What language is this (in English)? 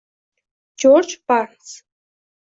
Uzbek